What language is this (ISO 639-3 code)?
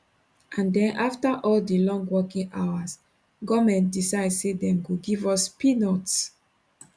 pcm